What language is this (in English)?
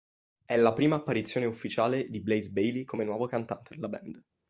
Italian